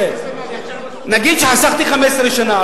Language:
Hebrew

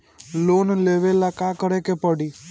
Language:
Bhojpuri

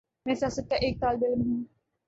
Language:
Urdu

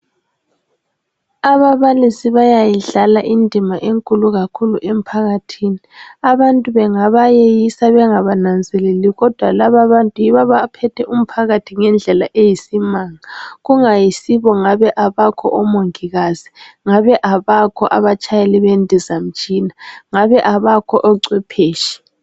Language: North Ndebele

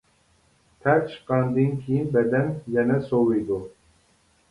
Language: Uyghur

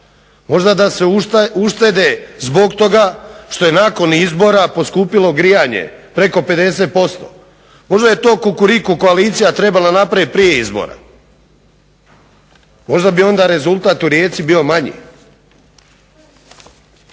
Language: Croatian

